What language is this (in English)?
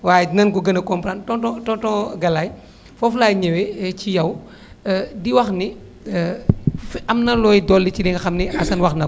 Wolof